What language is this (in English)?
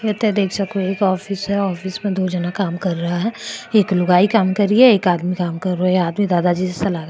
Marwari